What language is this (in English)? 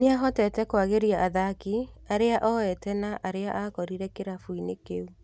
Kikuyu